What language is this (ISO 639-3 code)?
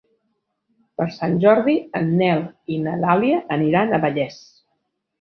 cat